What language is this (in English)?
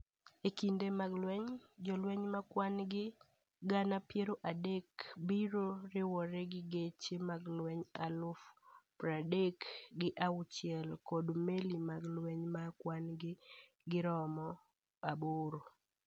Luo (Kenya and Tanzania)